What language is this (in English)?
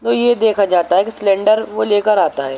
Urdu